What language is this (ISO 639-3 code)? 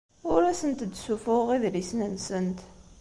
kab